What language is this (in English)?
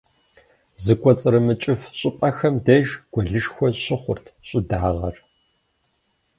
Kabardian